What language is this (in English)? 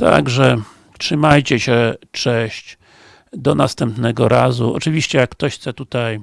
Polish